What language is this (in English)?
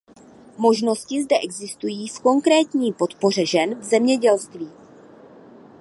Czech